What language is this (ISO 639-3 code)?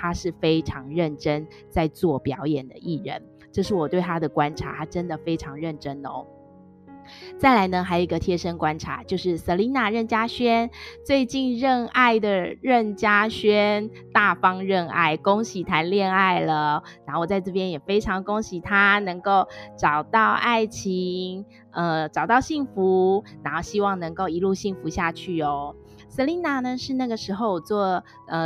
zho